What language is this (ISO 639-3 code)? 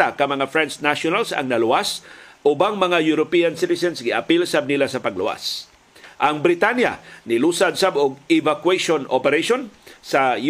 fil